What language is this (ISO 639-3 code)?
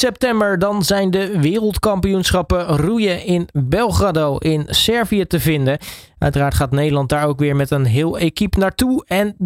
nld